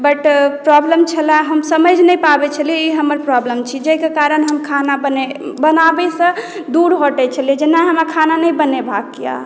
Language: Maithili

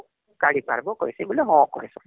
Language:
Odia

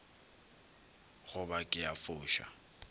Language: Northern Sotho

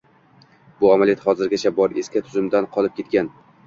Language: Uzbek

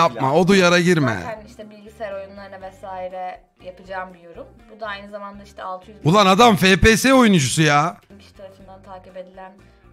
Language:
Turkish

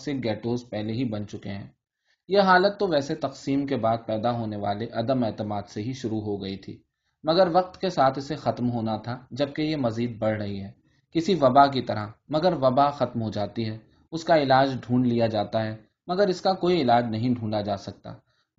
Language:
Urdu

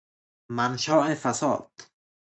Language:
Persian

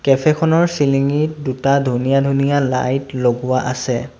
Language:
Assamese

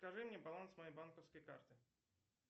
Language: Russian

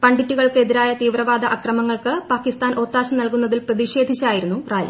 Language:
Malayalam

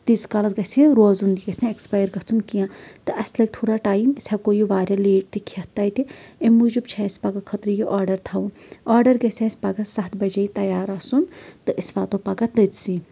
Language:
Kashmiri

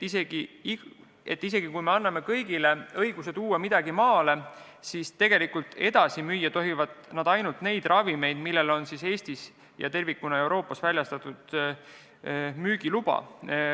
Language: Estonian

